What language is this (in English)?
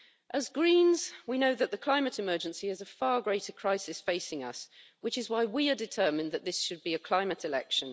English